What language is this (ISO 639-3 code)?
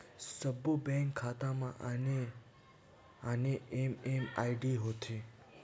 hne